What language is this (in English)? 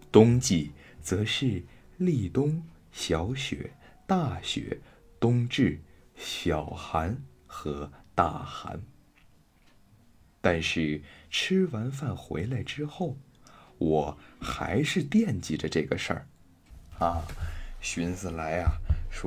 Chinese